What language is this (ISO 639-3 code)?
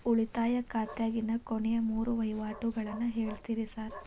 kan